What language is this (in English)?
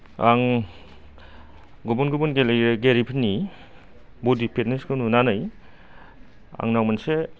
Bodo